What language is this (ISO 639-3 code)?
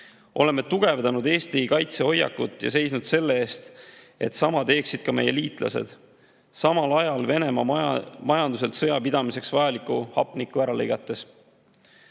est